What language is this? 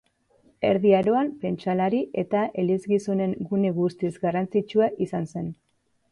Basque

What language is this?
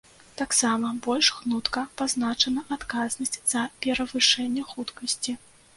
Belarusian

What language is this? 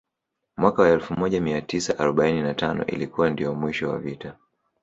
Swahili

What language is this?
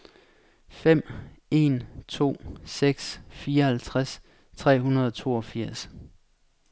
Danish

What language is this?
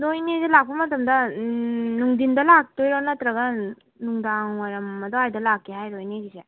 Manipuri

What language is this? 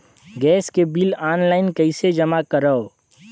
Chhattisgarhi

